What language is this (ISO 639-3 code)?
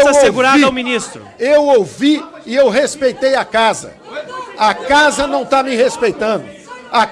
por